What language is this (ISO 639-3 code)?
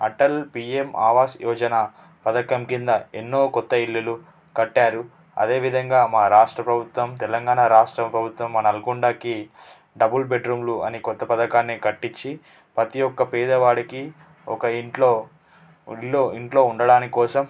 tel